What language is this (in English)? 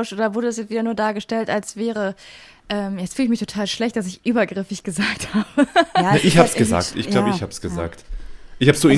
German